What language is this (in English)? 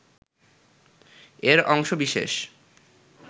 Bangla